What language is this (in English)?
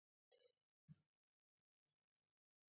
Kalenjin